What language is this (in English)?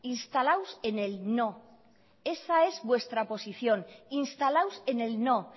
Spanish